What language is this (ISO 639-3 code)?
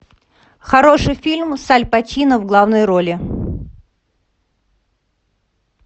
rus